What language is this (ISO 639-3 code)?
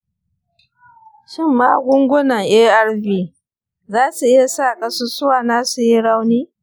hau